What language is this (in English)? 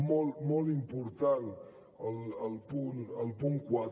Catalan